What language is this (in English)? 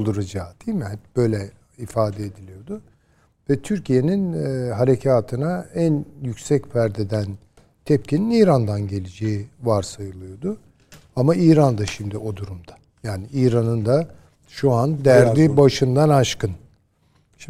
Turkish